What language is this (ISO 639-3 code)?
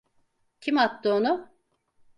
tur